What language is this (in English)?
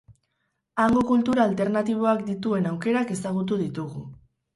Basque